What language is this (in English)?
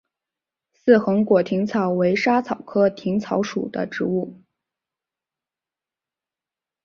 Chinese